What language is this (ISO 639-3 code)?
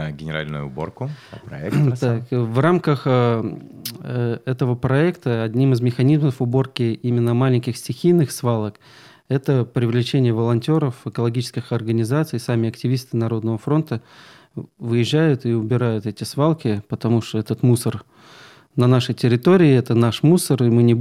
rus